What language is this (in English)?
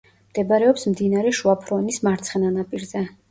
Georgian